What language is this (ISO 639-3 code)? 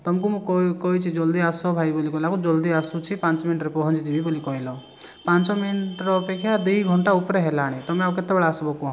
ori